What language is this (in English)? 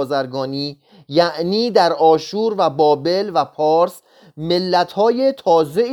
Persian